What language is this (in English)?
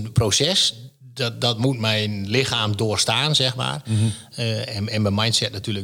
Dutch